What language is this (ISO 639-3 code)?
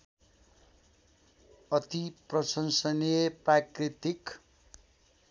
nep